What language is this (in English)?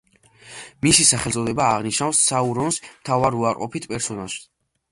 Georgian